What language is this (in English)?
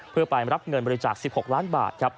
Thai